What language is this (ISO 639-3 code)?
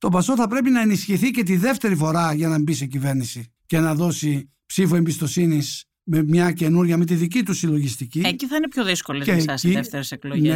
ell